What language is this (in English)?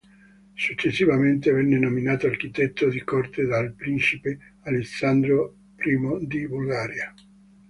Italian